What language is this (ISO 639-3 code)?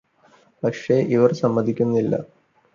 mal